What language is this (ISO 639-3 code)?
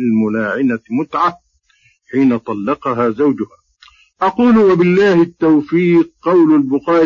ara